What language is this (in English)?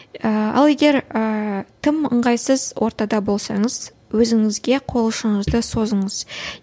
Kazakh